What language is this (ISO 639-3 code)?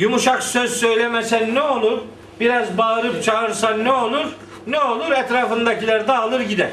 tur